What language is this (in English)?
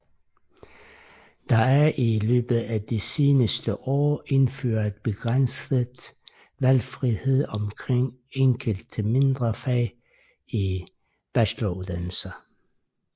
Danish